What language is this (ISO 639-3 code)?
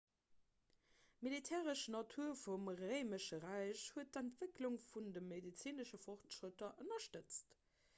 ltz